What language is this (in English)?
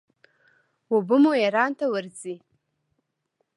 Pashto